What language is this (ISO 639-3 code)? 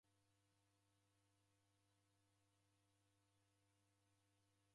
dav